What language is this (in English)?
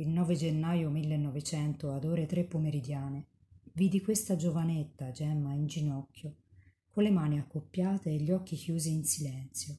Italian